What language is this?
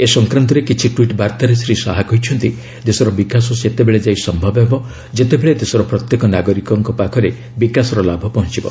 Odia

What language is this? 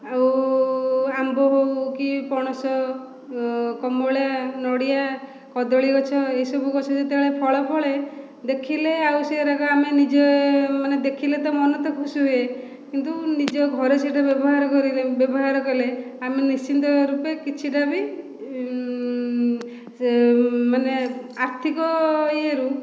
Odia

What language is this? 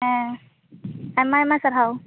Santali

